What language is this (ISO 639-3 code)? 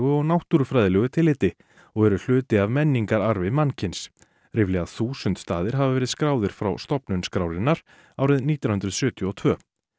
isl